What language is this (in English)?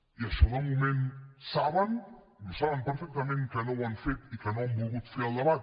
Catalan